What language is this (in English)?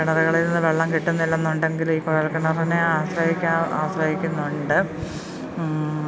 Malayalam